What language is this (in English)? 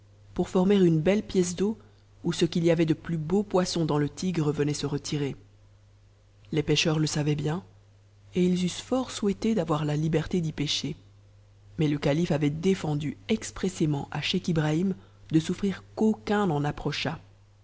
French